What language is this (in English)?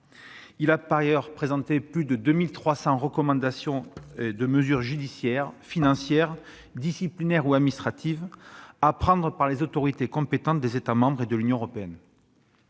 French